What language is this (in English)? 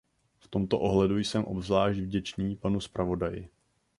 Czech